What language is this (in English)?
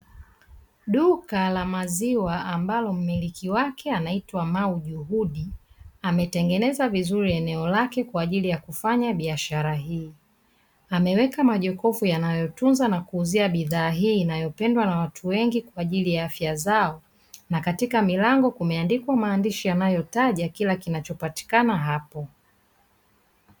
Swahili